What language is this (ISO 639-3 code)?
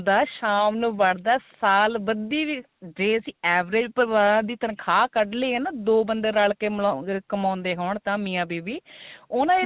pan